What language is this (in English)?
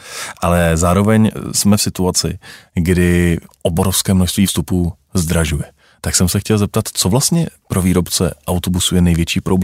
Czech